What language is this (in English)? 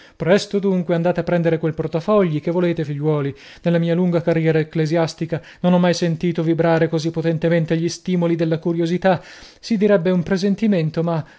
Italian